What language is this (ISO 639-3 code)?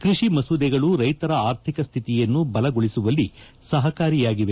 kan